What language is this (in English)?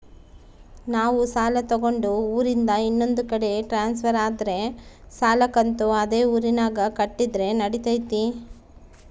Kannada